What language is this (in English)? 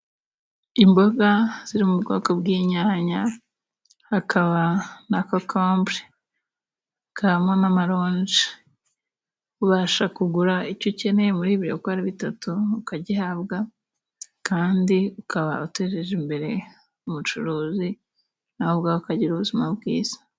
Kinyarwanda